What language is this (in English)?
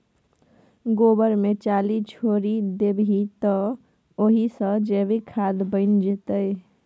Maithili